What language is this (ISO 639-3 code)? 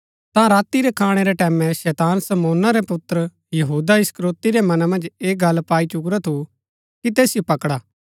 gbk